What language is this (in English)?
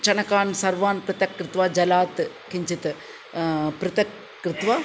Sanskrit